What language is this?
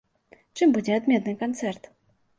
Belarusian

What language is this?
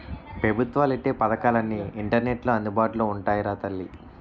Telugu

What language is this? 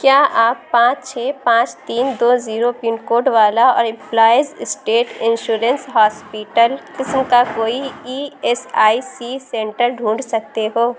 Urdu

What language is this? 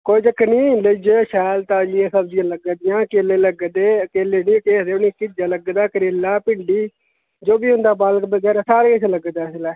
Dogri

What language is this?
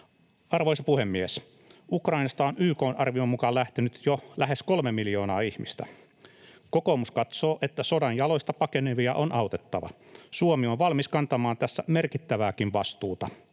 Finnish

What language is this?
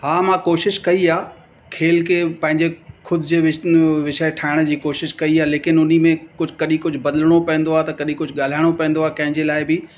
Sindhi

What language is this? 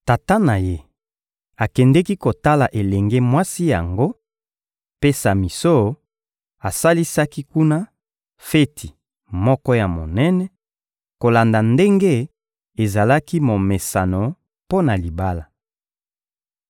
Lingala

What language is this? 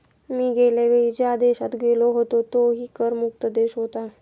Marathi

